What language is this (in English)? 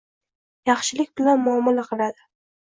Uzbek